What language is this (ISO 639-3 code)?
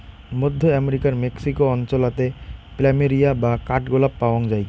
ben